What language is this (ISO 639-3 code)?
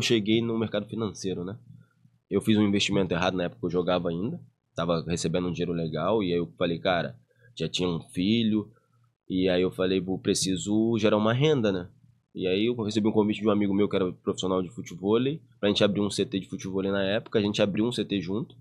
por